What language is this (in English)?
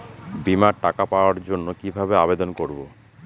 Bangla